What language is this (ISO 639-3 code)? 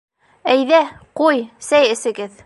bak